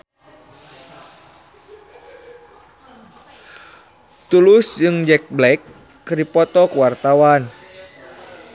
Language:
Sundanese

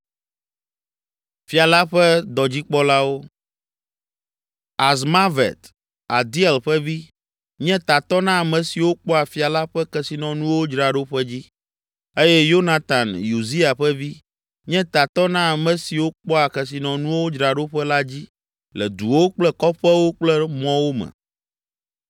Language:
Ewe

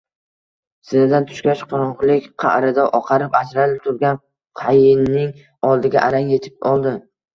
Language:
Uzbek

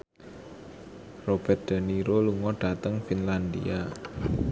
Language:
Javanese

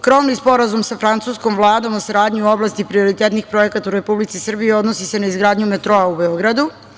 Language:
Serbian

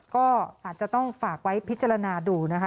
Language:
Thai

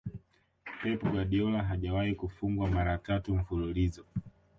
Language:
Swahili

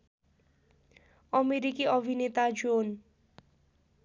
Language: Nepali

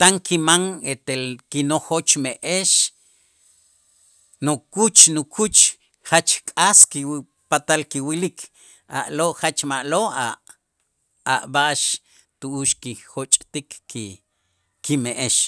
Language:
Itzá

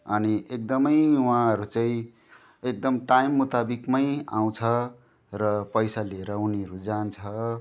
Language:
Nepali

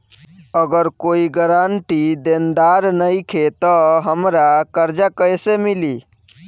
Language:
Bhojpuri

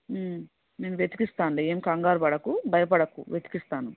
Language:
Telugu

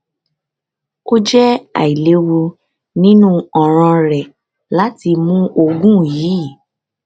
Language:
Yoruba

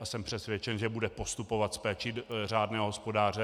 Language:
Czech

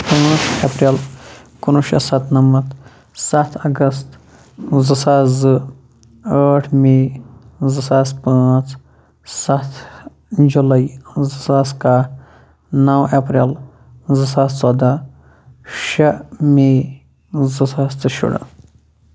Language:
Kashmiri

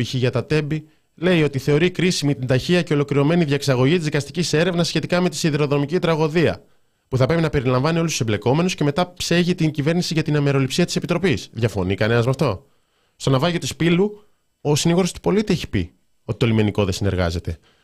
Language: Greek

